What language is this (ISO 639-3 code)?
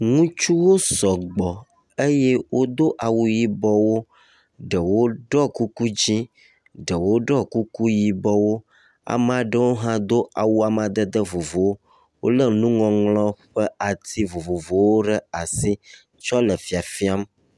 ewe